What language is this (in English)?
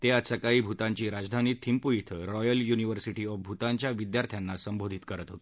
Marathi